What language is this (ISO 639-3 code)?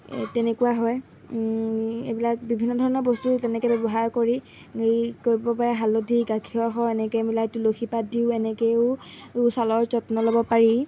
asm